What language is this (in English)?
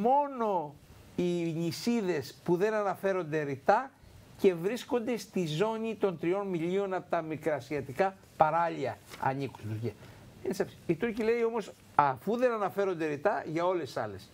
Greek